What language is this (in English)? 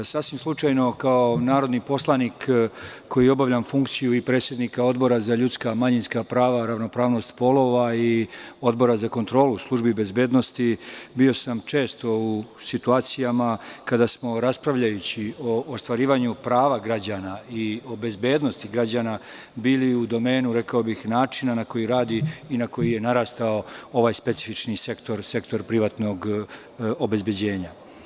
Serbian